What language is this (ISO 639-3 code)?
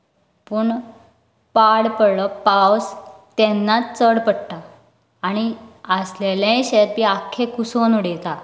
kok